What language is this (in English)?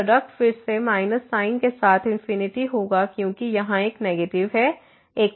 Hindi